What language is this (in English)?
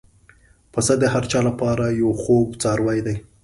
Pashto